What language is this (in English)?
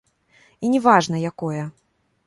Belarusian